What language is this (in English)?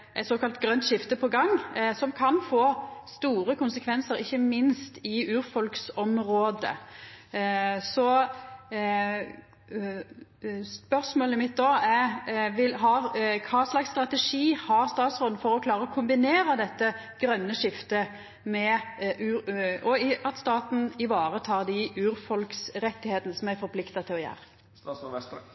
Norwegian Nynorsk